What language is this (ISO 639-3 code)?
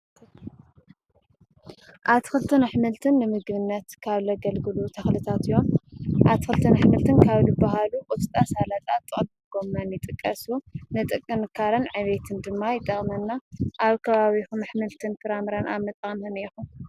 tir